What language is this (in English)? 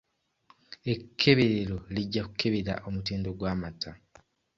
Ganda